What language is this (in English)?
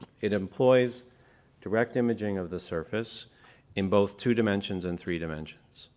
English